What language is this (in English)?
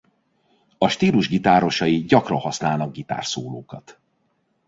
Hungarian